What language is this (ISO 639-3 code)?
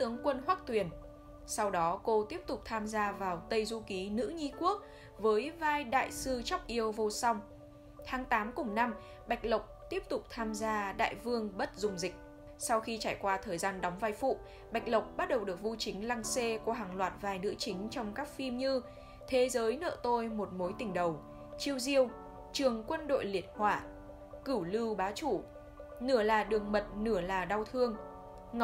vie